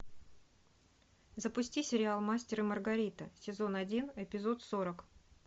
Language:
Russian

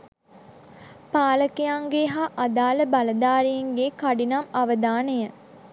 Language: Sinhala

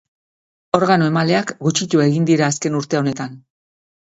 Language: Basque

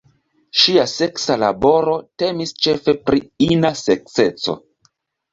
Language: Esperanto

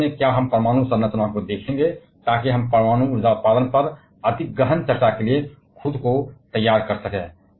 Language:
Hindi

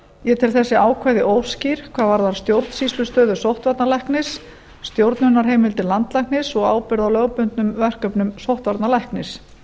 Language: Icelandic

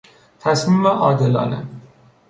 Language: Persian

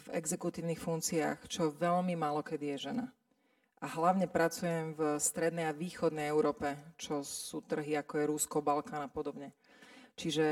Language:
Slovak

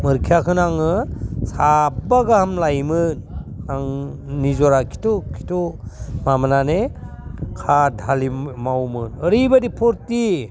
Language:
Bodo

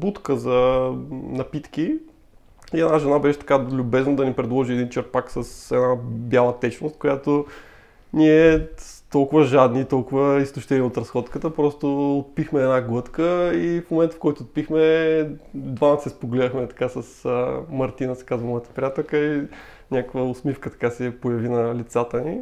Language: Bulgarian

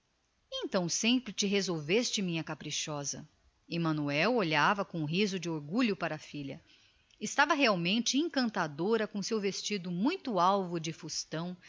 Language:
Portuguese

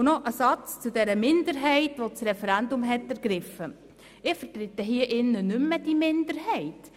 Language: Swiss German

